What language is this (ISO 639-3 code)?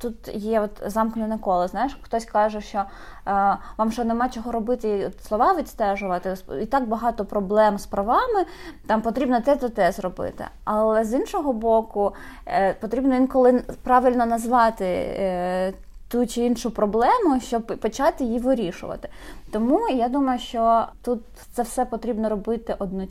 ukr